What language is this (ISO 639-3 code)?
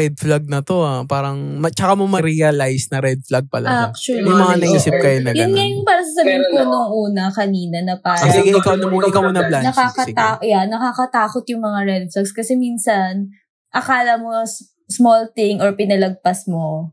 fil